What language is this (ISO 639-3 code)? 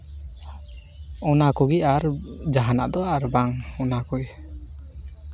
sat